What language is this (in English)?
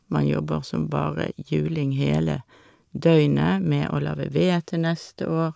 Norwegian